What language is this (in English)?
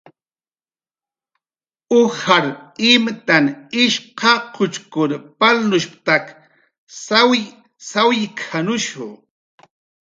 Jaqaru